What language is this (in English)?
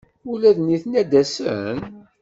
Kabyle